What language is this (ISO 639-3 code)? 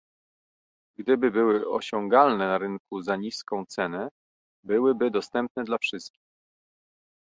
pol